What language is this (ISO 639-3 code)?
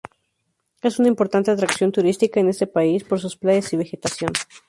spa